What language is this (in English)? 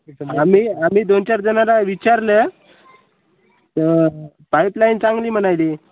Marathi